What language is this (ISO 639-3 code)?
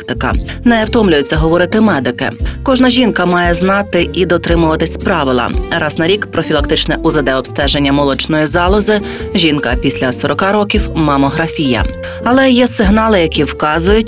ukr